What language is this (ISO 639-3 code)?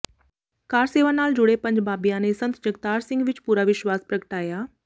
pan